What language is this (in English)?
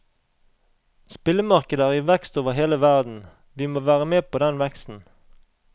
Norwegian